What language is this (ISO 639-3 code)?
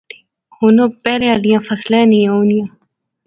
phr